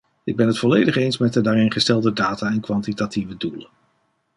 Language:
Dutch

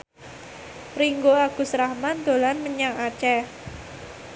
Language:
Javanese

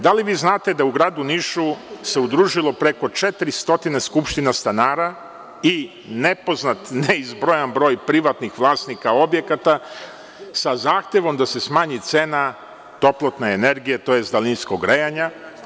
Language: Serbian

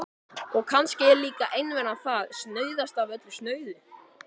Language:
Icelandic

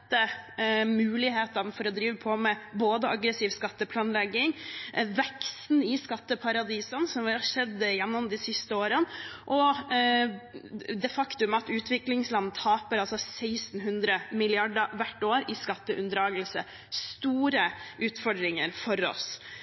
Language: Norwegian Bokmål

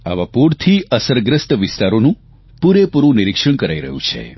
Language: Gujarati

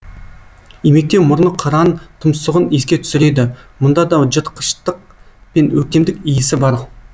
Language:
Kazakh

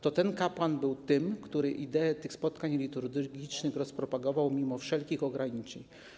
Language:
Polish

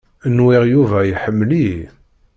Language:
Kabyle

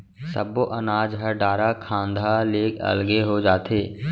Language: Chhattisgarhi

